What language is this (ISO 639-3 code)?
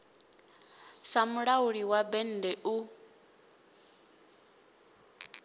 ven